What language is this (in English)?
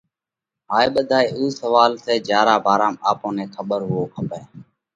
Parkari Koli